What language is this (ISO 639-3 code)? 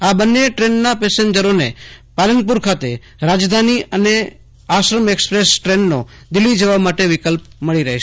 guj